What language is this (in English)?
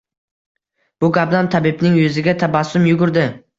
Uzbek